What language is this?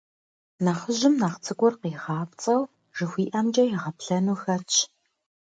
Kabardian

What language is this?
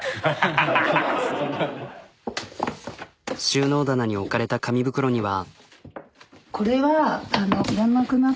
Japanese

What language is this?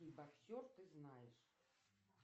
Russian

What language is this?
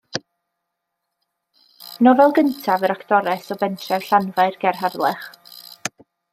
Welsh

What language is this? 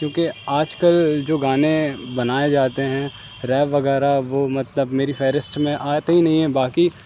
Urdu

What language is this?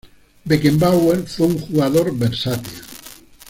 Spanish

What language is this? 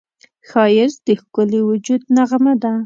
Pashto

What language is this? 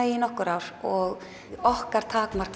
Icelandic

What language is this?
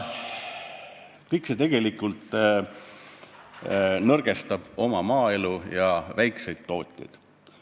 Estonian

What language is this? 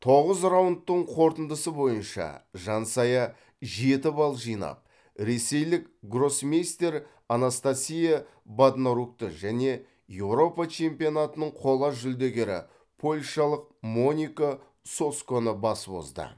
Kazakh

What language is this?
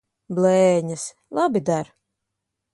Latvian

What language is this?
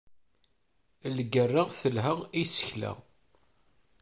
Kabyle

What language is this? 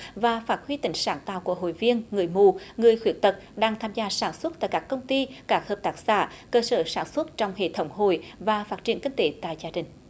Vietnamese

